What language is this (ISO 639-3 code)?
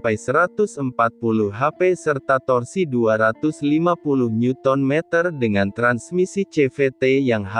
ind